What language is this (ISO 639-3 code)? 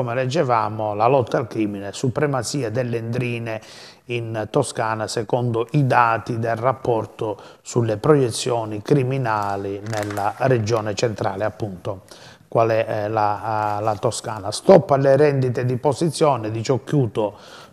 ita